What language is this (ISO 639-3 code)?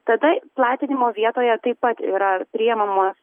lit